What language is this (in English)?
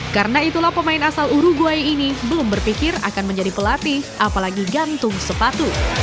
Indonesian